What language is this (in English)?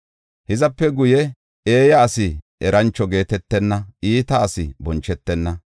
Gofa